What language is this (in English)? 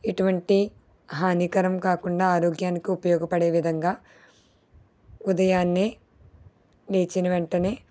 Telugu